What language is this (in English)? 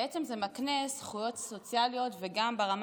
Hebrew